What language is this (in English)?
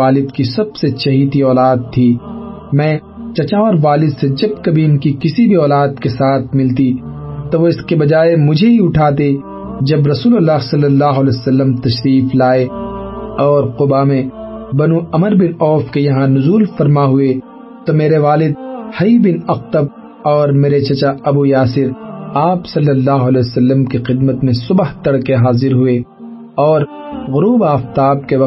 Urdu